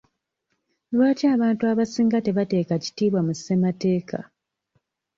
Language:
Ganda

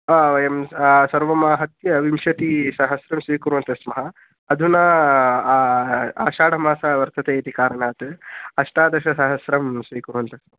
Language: Sanskrit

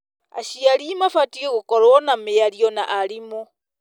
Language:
Kikuyu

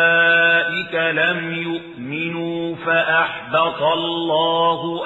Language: Arabic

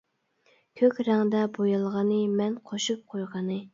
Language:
Uyghur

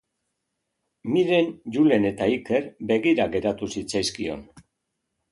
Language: Basque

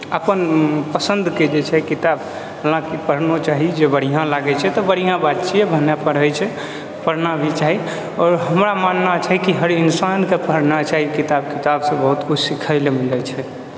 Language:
Maithili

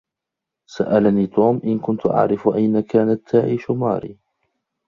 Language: Arabic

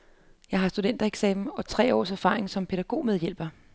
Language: Danish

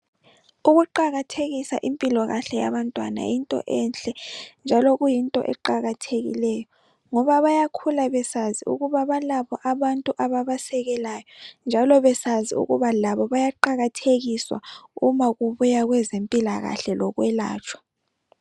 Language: North Ndebele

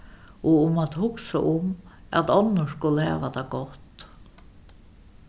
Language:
Faroese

